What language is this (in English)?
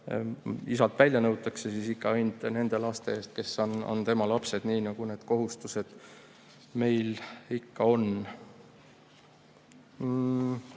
Estonian